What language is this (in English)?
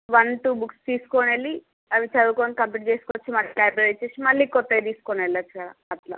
Telugu